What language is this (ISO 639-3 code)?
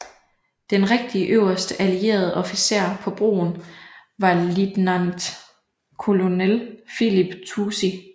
dan